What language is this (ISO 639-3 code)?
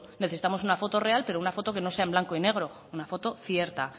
spa